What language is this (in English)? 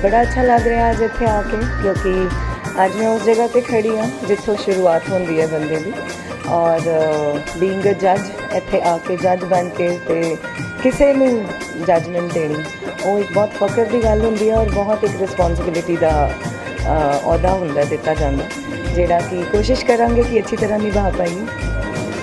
Korean